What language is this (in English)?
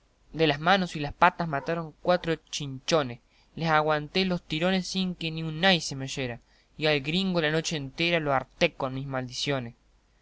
Spanish